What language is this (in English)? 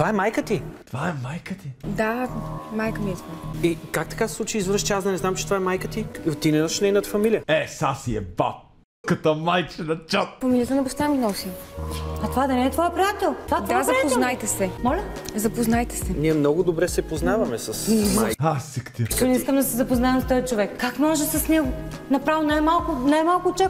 Bulgarian